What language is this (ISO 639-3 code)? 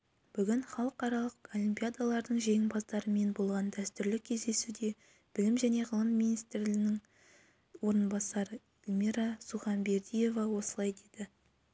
kaz